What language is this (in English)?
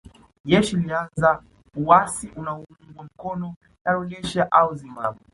Swahili